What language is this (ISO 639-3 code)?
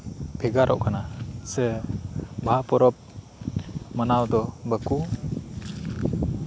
sat